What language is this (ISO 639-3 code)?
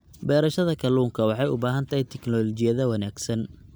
som